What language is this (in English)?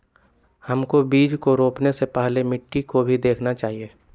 Magahi